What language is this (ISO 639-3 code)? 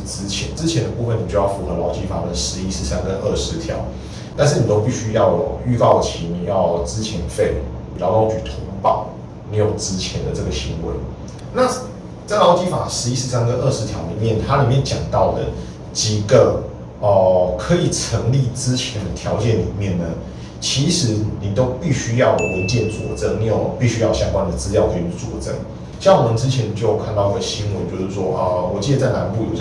zho